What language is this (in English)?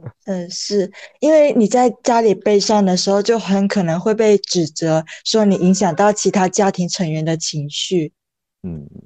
Chinese